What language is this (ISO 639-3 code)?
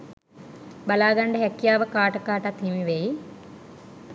sin